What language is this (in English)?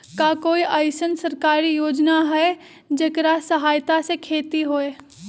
Magahi